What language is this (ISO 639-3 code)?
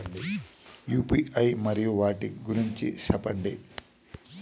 tel